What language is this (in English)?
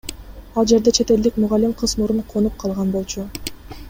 Kyrgyz